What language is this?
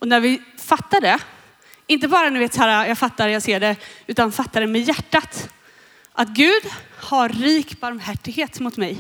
Swedish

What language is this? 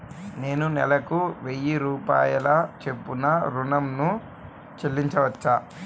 Telugu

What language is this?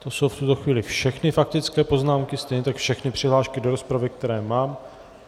Czech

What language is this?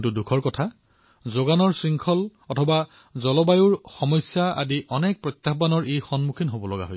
Assamese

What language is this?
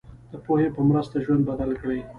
Pashto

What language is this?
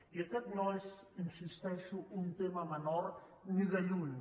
Catalan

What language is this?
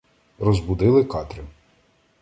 Ukrainian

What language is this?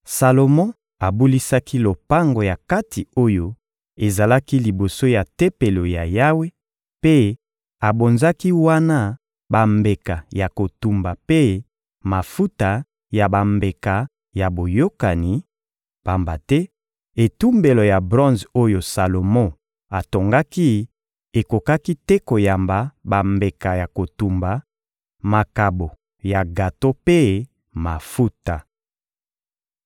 Lingala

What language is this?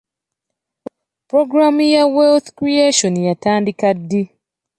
Ganda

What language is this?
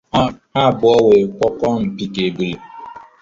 Igbo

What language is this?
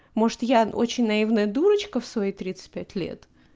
Russian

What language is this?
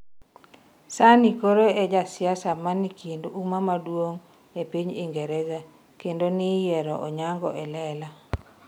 Luo (Kenya and Tanzania)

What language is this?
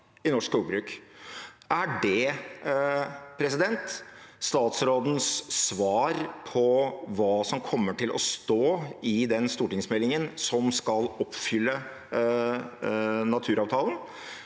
Norwegian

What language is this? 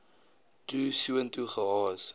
Afrikaans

